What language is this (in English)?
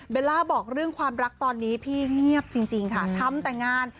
Thai